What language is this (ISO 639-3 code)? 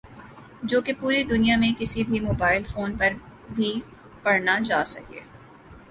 urd